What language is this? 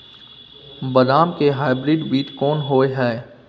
Maithili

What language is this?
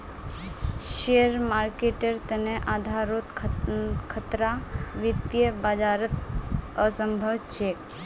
Magahi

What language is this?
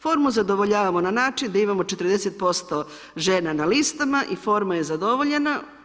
Croatian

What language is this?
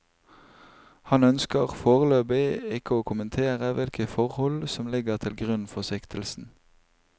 Norwegian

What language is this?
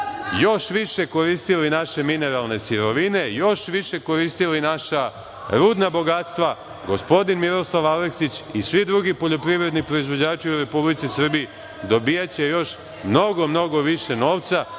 Serbian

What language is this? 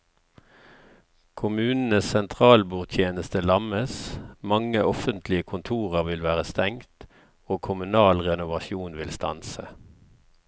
Norwegian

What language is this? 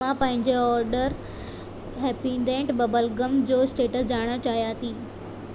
Sindhi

